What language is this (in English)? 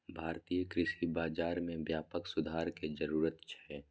Maithili